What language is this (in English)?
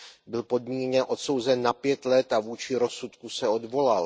Czech